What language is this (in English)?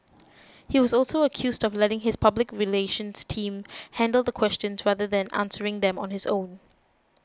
English